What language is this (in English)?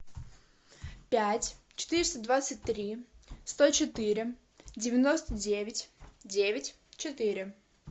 Russian